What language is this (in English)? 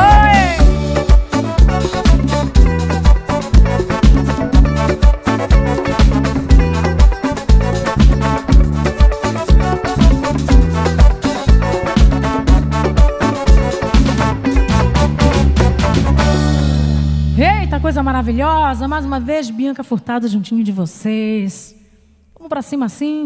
Portuguese